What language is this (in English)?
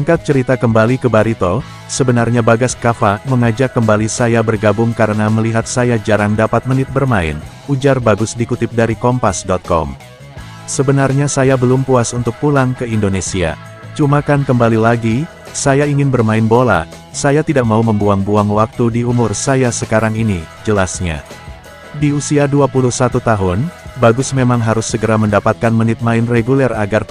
Indonesian